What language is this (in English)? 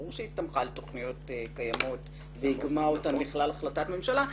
Hebrew